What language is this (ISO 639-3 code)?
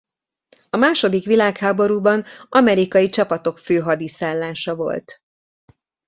hun